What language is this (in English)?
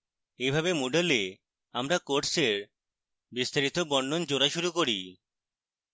Bangla